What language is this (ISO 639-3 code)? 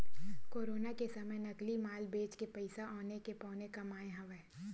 hne